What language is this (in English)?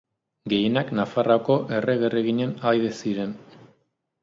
Basque